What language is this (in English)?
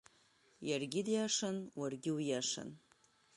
Abkhazian